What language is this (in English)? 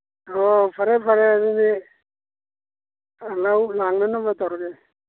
Manipuri